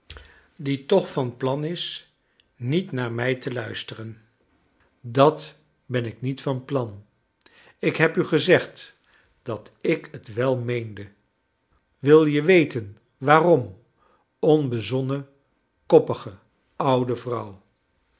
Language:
Dutch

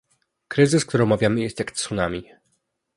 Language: Polish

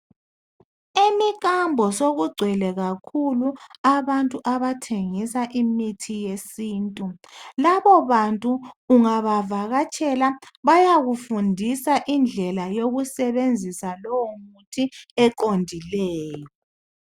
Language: North Ndebele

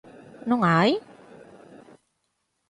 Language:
Galician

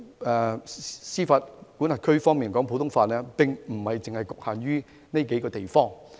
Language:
Cantonese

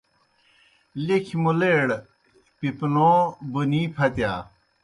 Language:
Kohistani Shina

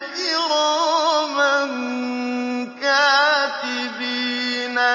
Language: Arabic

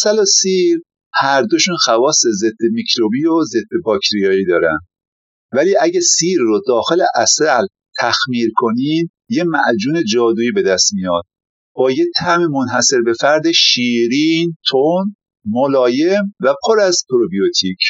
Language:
Persian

